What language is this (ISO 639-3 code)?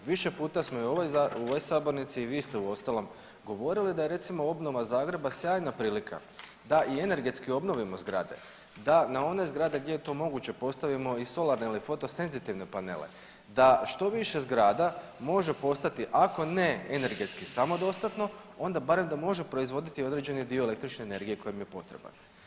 hrv